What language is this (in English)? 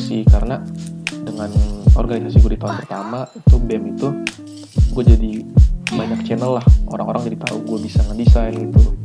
Indonesian